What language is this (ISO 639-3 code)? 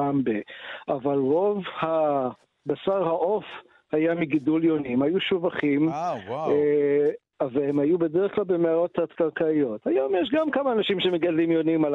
heb